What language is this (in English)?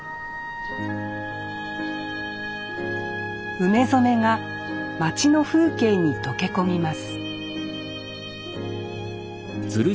Japanese